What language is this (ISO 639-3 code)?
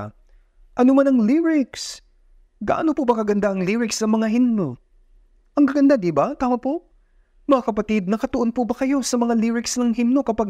fil